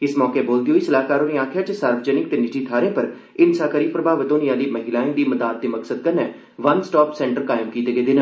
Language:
Dogri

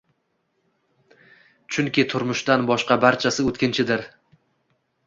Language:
Uzbek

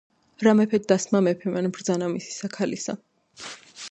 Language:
Georgian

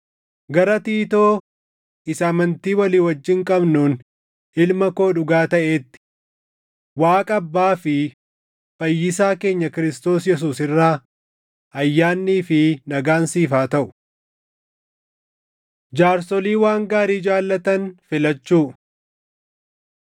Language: Oromo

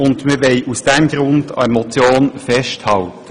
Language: Swiss German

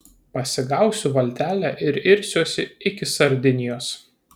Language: Lithuanian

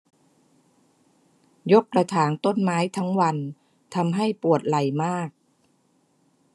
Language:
Thai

